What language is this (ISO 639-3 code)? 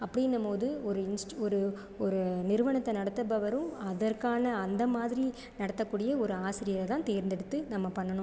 tam